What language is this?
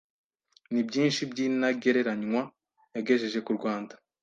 Kinyarwanda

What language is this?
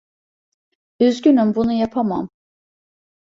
Turkish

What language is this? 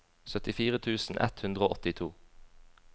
Norwegian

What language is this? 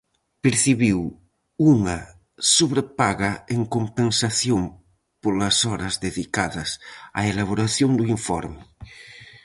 Galician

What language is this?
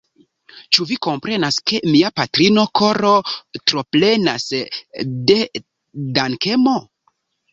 Esperanto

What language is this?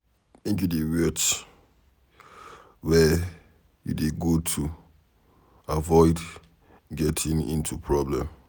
Nigerian Pidgin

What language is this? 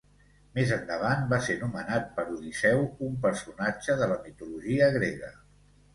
Catalan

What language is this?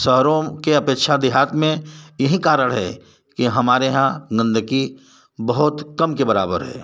Hindi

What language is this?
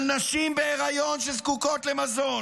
Hebrew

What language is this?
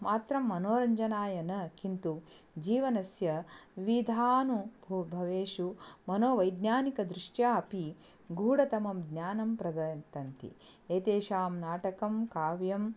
Sanskrit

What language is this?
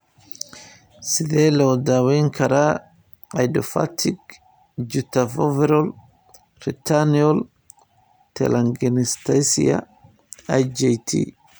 Somali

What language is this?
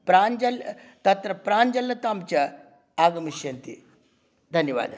Sanskrit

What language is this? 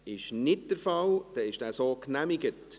Swiss German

